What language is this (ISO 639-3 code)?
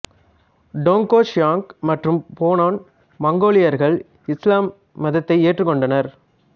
tam